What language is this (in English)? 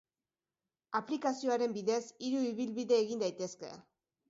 Basque